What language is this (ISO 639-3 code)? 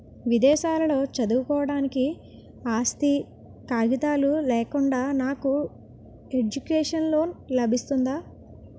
tel